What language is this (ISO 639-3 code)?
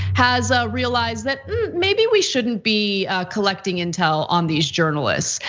eng